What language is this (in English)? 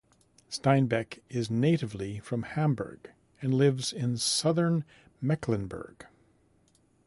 English